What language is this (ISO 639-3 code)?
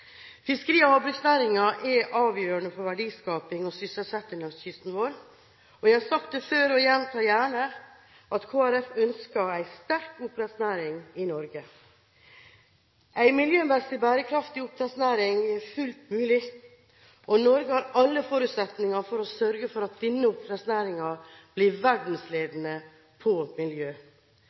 nob